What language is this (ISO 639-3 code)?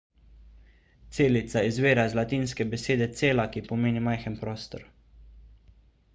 slv